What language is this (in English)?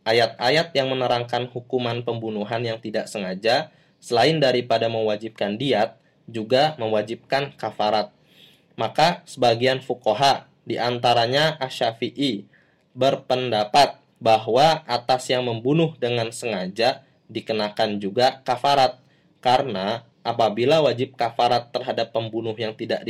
Indonesian